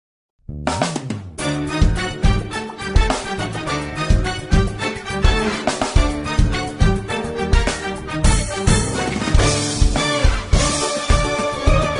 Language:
Arabic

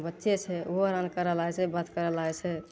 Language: Maithili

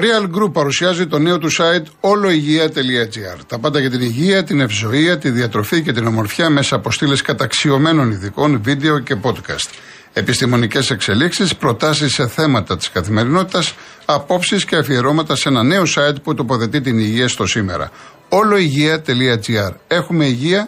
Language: Greek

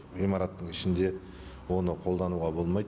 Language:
Kazakh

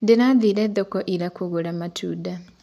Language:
Kikuyu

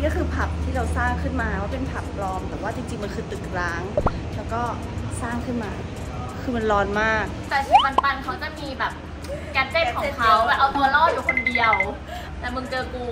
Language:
Thai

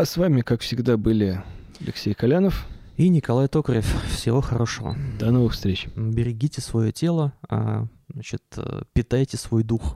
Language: Russian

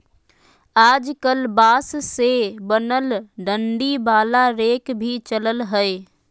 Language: Magahi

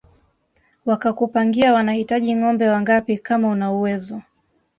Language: Swahili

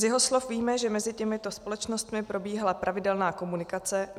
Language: Czech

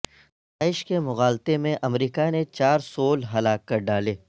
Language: Urdu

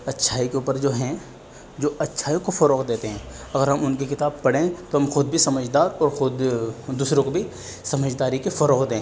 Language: Urdu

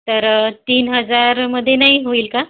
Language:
Marathi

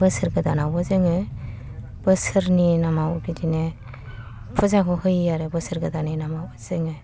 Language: Bodo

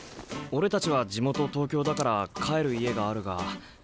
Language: Japanese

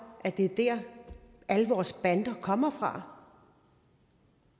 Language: Danish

